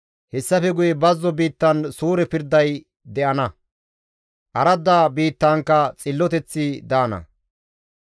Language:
Gamo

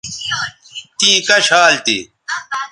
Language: Bateri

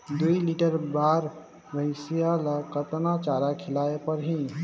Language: Chhattisgarhi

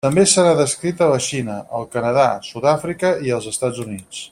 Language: Catalan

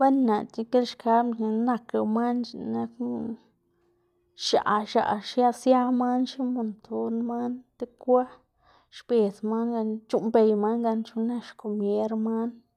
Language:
Xanaguía Zapotec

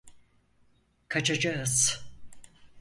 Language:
Turkish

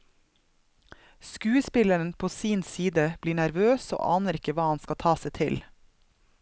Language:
Norwegian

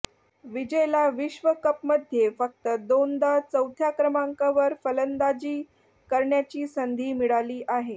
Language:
Marathi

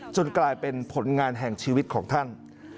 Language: Thai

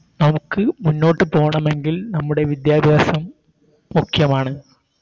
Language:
Malayalam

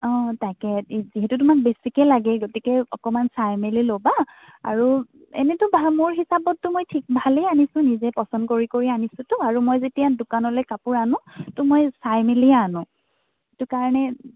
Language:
Assamese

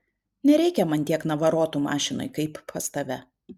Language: Lithuanian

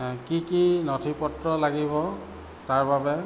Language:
Assamese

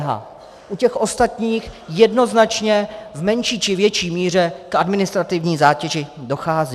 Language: Czech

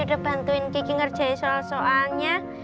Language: Indonesian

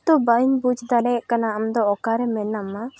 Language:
Santali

